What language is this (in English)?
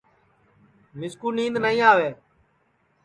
Sansi